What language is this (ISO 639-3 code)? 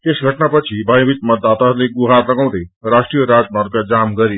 nep